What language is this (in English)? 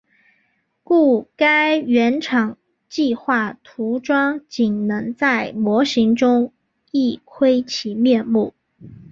Chinese